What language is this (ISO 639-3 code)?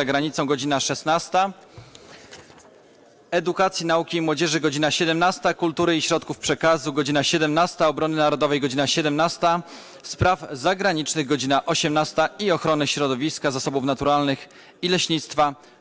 pol